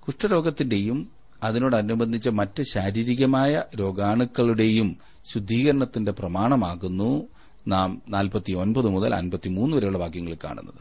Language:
Malayalam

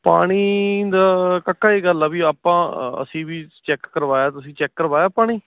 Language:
Punjabi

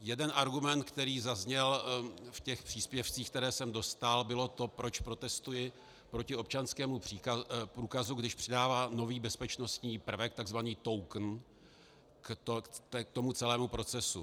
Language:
Czech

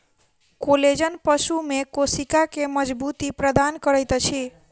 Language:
Maithili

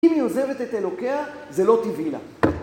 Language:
Hebrew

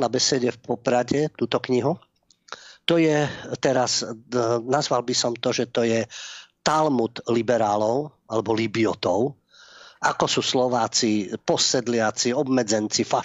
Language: Slovak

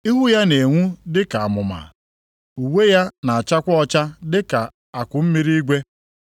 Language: Igbo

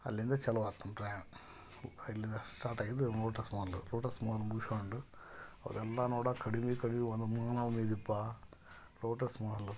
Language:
Kannada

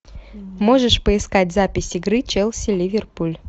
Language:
Russian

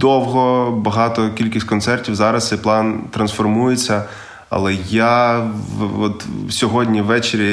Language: Ukrainian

